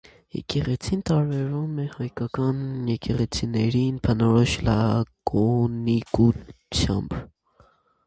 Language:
Armenian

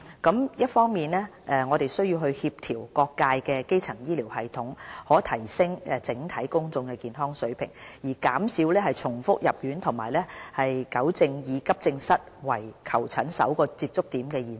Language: Cantonese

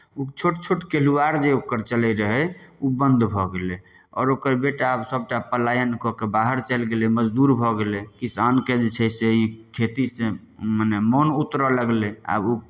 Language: Maithili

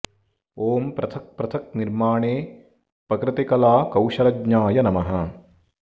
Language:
Sanskrit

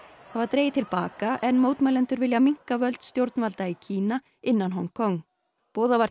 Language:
Icelandic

